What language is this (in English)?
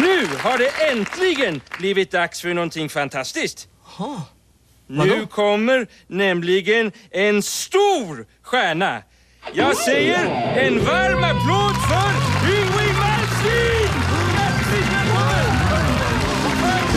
Swedish